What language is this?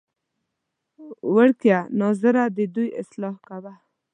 Pashto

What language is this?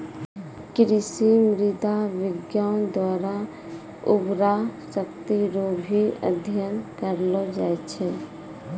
Maithili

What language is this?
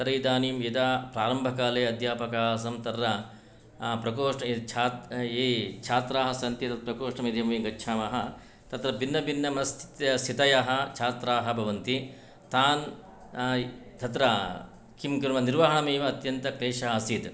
Sanskrit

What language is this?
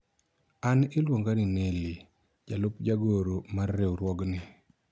Luo (Kenya and Tanzania)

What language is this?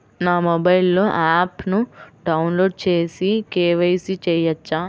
Telugu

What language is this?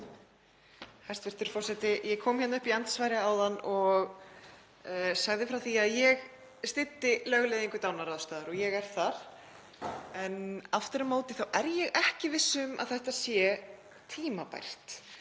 Icelandic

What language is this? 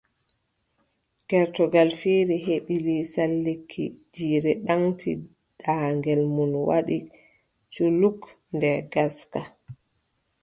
Adamawa Fulfulde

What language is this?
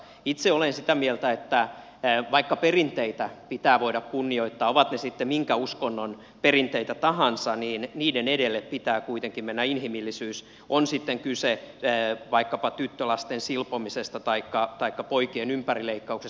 Finnish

